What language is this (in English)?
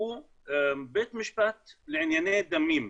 Hebrew